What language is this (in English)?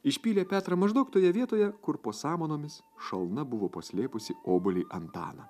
Lithuanian